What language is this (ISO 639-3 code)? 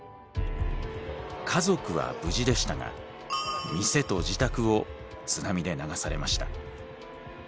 jpn